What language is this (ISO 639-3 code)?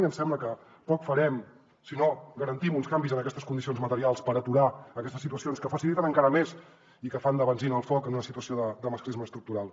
cat